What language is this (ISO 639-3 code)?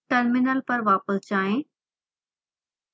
hin